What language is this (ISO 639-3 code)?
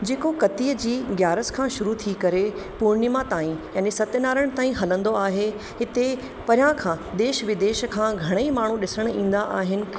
snd